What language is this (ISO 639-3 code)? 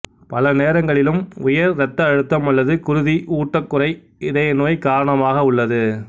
tam